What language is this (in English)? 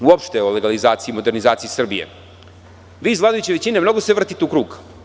Serbian